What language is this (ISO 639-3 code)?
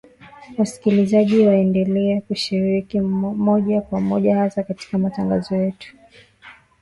swa